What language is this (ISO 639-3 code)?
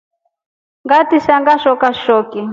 rof